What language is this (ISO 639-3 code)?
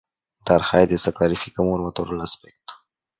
ron